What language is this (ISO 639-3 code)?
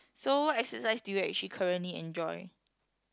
eng